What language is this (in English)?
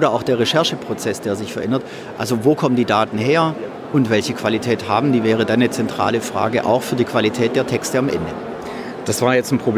German